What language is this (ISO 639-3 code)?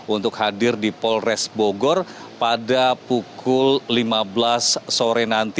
ind